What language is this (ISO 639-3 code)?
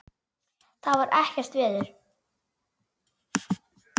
isl